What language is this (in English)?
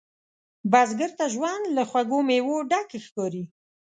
Pashto